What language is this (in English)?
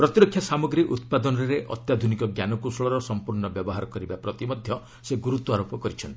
Odia